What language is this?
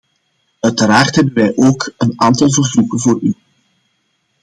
Dutch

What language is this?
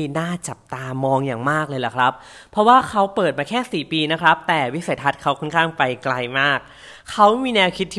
Thai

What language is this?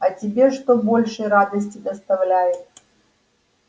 Russian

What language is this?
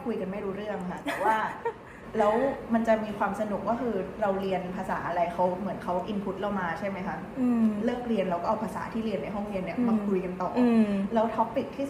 Thai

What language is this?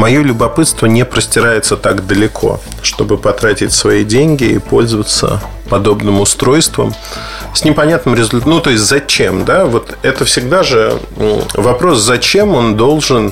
Russian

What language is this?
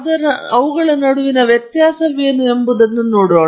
Kannada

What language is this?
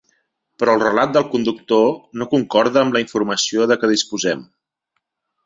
Catalan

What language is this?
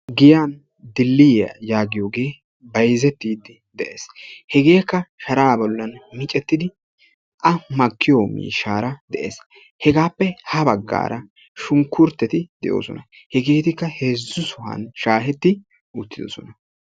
Wolaytta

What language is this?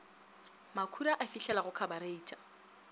Northern Sotho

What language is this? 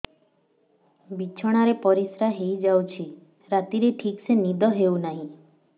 Odia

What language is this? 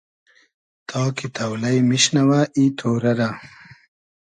Hazaragi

